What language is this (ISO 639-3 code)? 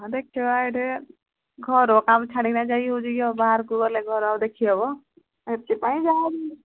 ori